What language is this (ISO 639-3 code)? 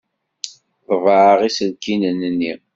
kab